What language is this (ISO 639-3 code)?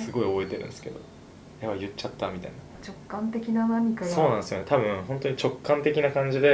jpn